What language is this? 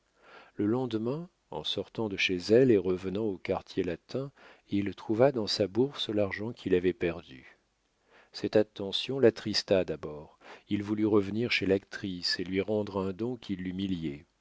French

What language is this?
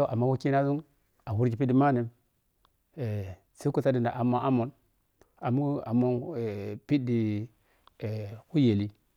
Piya-Kwonci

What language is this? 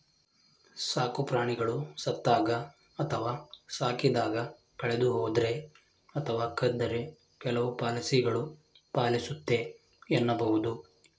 Kannada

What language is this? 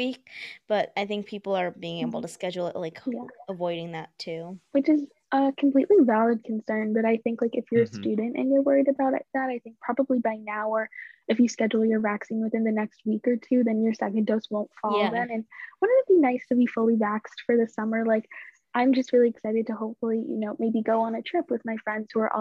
English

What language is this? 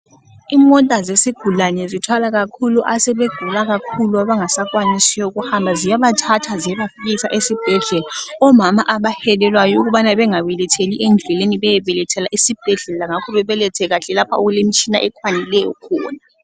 North Ndebele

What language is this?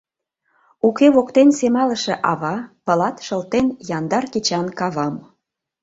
Mari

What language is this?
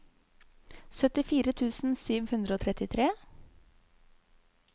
Norwegian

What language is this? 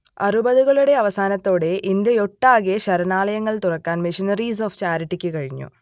Malayalam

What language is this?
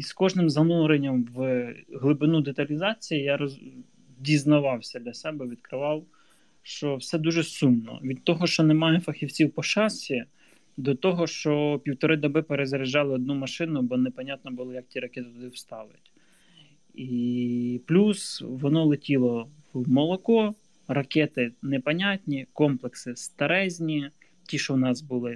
Ukrainian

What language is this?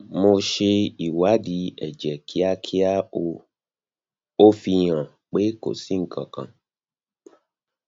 Yoruba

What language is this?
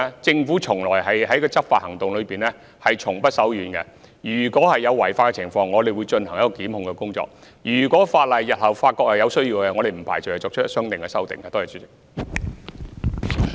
Cantonese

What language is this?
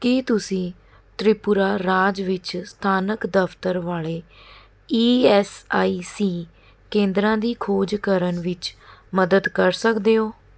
Punjabi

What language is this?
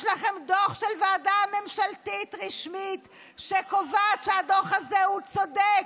Hebrew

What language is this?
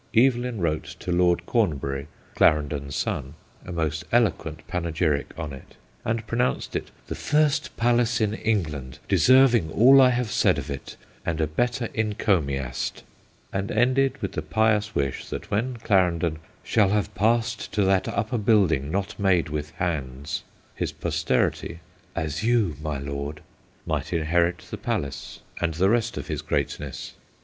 English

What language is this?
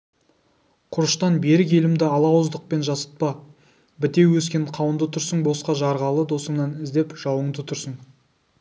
Kazakh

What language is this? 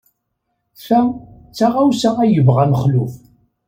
Kabyle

